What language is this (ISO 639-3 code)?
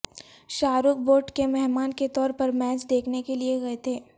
urd